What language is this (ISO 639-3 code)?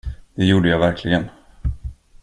swe